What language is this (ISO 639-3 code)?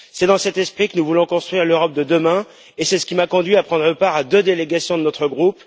fra